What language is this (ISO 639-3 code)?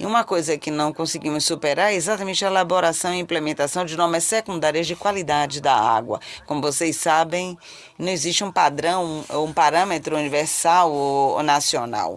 por